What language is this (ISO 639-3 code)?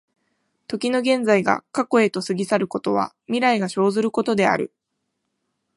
jpn